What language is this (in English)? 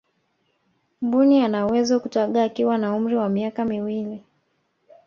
Swahili